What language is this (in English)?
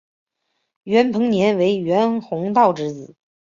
Chinese